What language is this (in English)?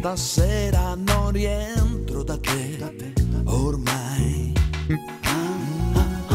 Italian